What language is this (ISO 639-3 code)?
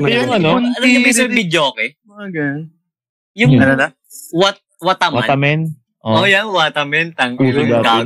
fil